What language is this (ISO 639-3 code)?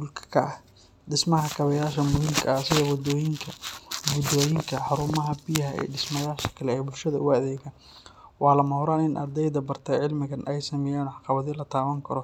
som